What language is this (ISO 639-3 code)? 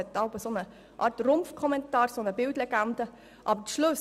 gsw